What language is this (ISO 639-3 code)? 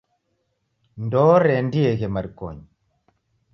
dav